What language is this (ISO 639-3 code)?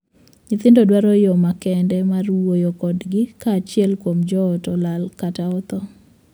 luo